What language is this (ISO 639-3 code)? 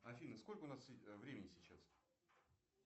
rus